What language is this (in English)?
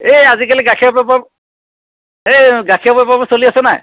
Assamese